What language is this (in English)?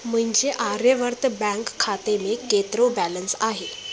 Sindhi